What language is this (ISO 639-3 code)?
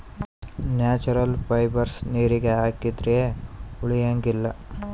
kan